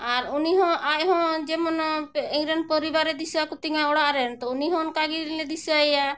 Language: Santali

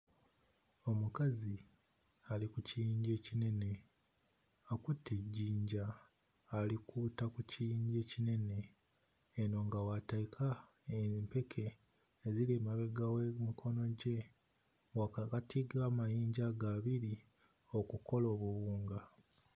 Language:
Ganda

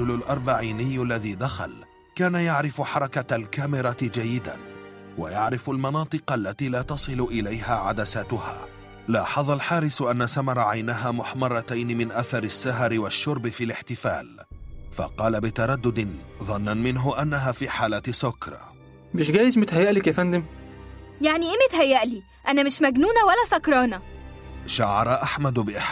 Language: Arabic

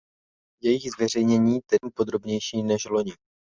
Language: Czech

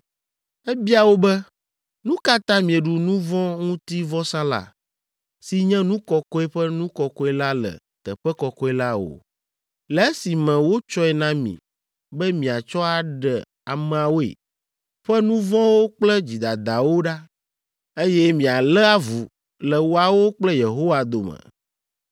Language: Ewe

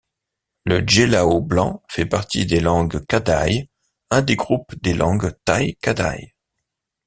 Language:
French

